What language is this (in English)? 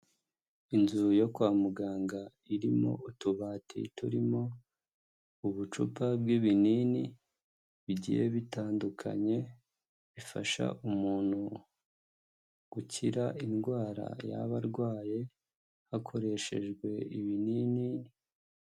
Kinyarwanda